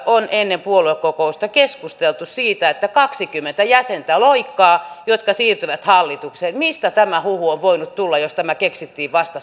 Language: Finnish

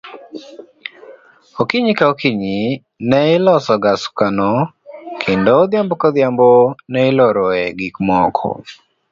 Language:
Luo (Kenya and Tanzania)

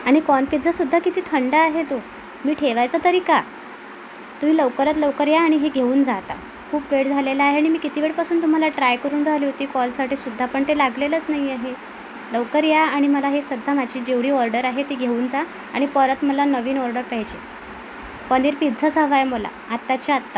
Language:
Marathi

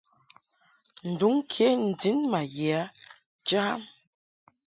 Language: Mungaka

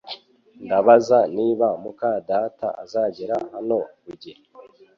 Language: Kinyarwanda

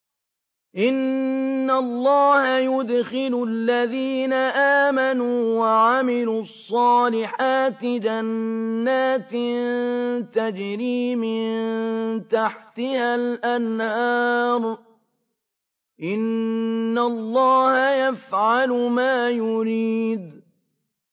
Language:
Arabic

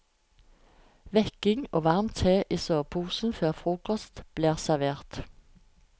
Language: Norwegian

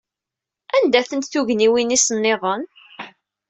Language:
Kabyle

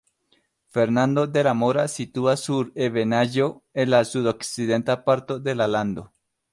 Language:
Esperanto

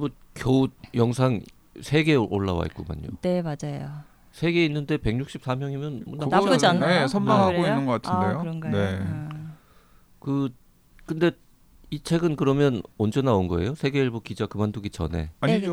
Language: Korean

